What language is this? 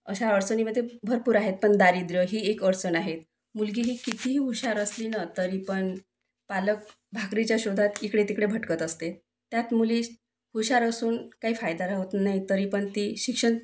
Marathi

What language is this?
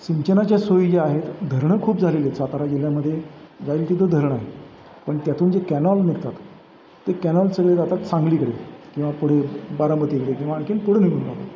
Marathi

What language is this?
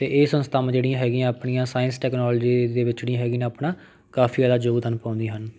Punjabi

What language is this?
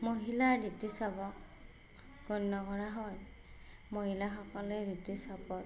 Assamese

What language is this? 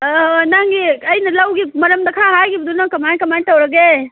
Manipuri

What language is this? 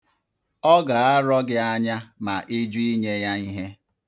Igbo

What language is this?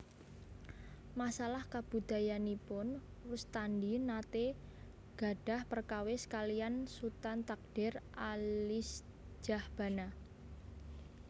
Javanese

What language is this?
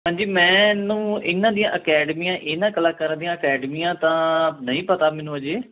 Punjabi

